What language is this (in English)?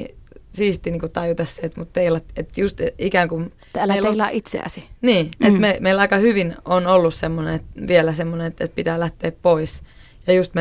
Finnish